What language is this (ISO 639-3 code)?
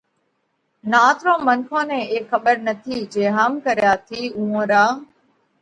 kvx